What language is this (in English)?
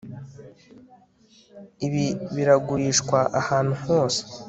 Kinyarwanda